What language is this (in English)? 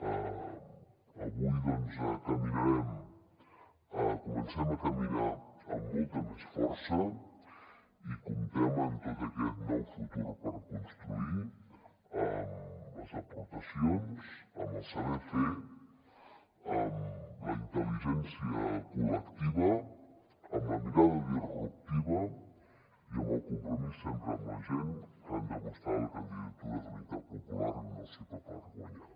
Catalan